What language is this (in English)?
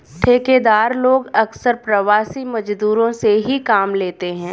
Hindi